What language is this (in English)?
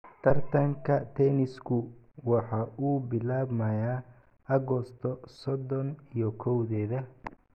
Somali